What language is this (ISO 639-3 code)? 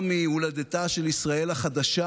heb